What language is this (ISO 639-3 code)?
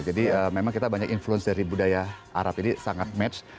ind